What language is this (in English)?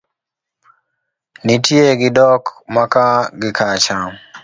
Luo (Kenya and Tanzania)